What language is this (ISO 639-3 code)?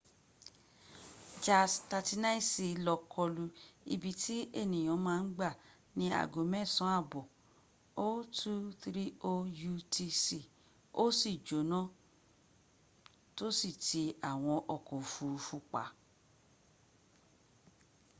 yor